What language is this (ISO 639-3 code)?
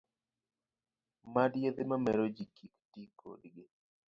luo